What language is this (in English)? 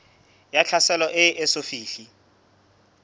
Southern Sotho